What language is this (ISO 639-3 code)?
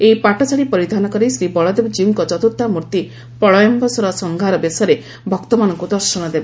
ori